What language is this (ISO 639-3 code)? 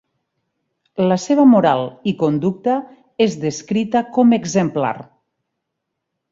cat